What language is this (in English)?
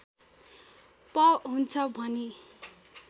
Nepali